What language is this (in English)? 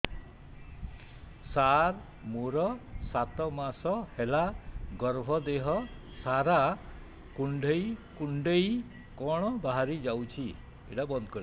Odia